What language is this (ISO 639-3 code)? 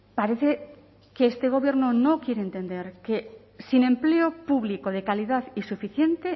spa